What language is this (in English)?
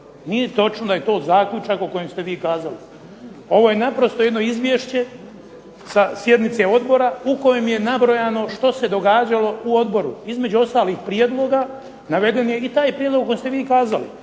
Croatian